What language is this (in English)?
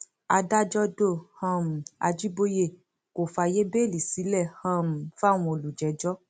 Yoruba